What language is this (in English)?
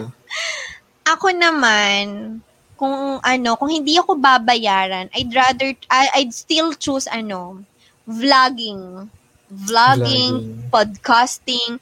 Filipino